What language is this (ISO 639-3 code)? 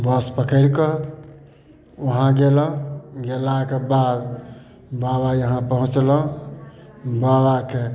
mai